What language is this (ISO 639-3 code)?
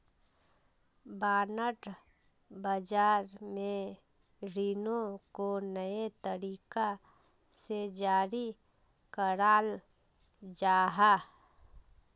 mag